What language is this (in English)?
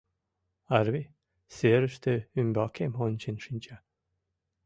Mari